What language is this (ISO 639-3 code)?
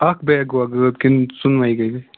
kas